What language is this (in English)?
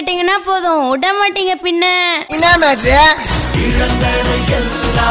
Urdu